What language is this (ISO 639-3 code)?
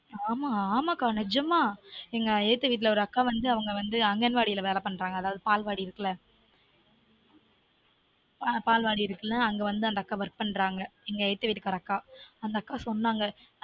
tam